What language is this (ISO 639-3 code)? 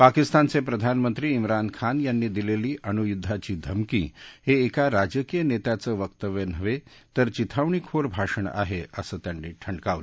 mar